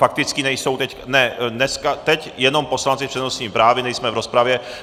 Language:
Czech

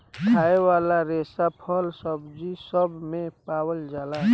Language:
Bhojpuri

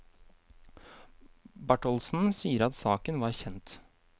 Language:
Norwegian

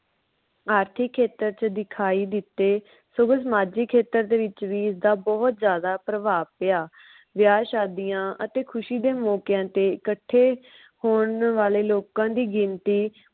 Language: Punjabi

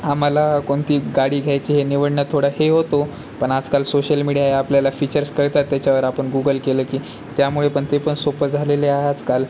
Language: Marathi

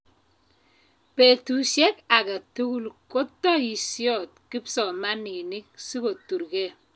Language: Kalenjin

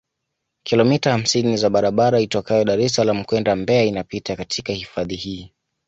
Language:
Swahili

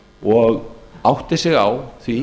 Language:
Icelandic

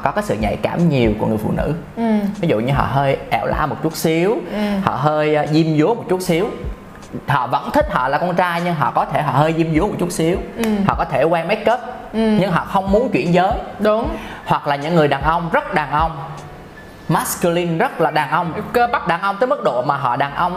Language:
Vietnamese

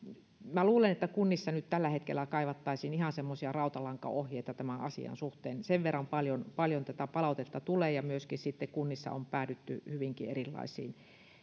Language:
Finnish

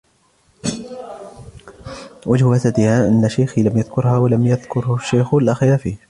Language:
Arabic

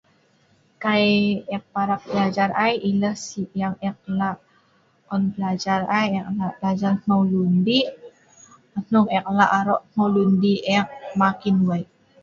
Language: Sa'ban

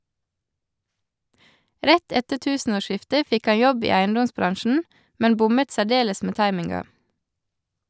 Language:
Norwegian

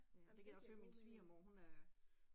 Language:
Danish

